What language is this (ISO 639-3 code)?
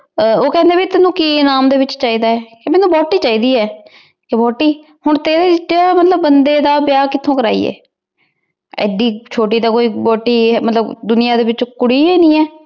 pan